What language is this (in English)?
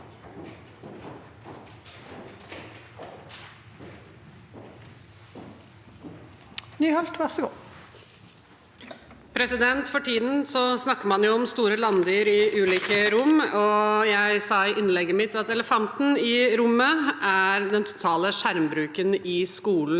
Norwegian